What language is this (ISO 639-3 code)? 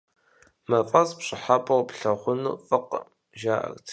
kbd